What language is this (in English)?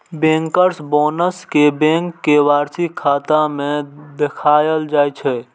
Maithili